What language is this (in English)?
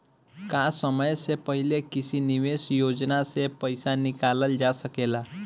Bhojpuri